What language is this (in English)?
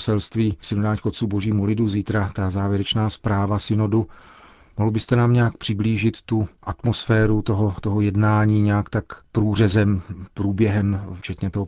Czech